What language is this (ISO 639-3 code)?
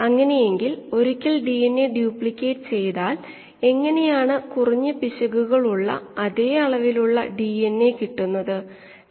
mal